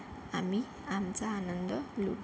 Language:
Marathi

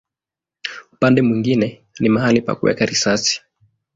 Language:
Swahili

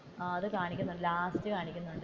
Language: Malayalam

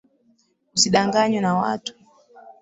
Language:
Swahili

